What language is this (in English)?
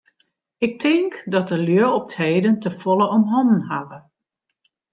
Western Frisian